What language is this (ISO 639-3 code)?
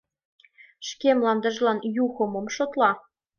chm